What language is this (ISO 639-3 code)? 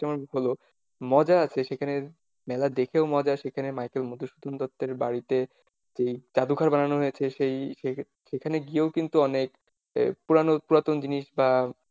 ben